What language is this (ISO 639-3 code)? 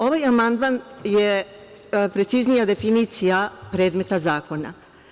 srp